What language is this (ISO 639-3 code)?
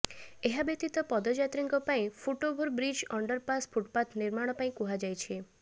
ori